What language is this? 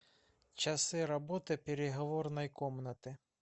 Russian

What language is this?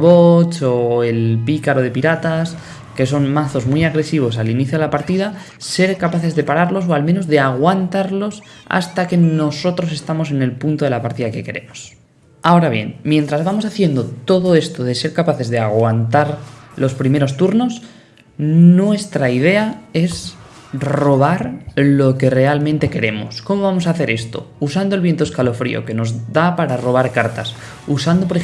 Spanish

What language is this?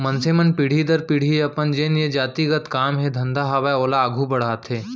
Chhattisgarhi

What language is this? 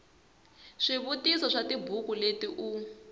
Tsonga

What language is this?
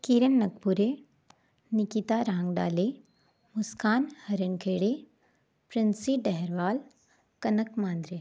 Hindi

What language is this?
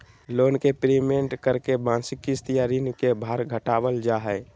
Magahi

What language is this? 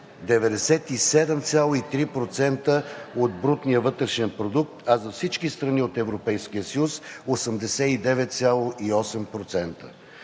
Bulgarian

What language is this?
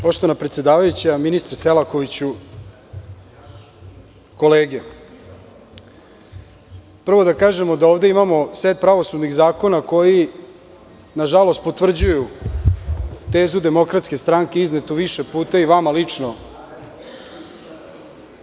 Serbian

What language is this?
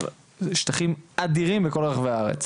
Hebrew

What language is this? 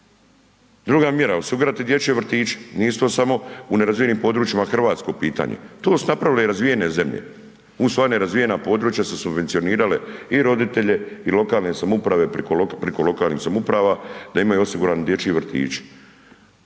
Croatian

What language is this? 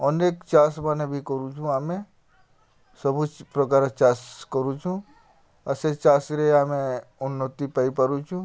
Odia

